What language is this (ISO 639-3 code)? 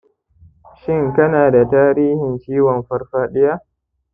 hau